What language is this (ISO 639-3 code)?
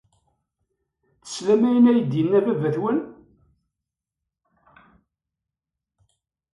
kab